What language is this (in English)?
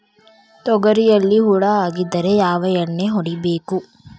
Kannada